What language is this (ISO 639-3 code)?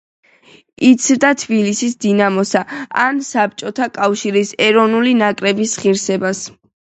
kat